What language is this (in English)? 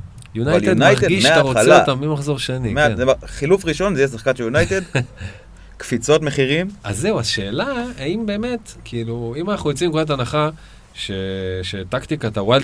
Hebrew